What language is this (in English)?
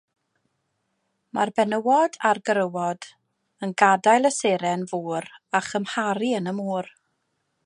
Welsh